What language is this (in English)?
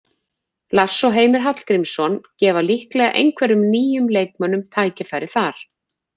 Icelandic